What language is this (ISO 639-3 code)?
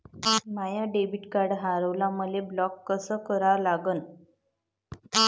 mar